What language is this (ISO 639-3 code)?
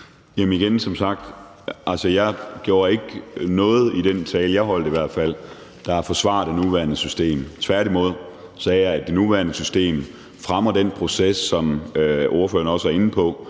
dan